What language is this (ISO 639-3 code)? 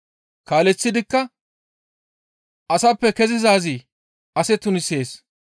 gmv